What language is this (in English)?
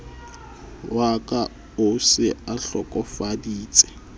Southern Sotho